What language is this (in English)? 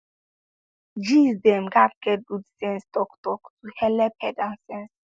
Nigerian Pidgin